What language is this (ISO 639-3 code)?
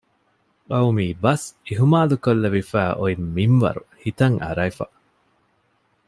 div